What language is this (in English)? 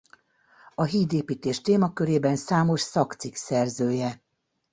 Hungarian